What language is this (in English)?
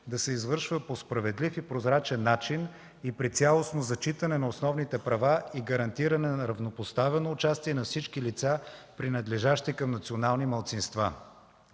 Bulgarian